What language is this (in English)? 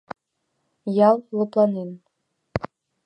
Mari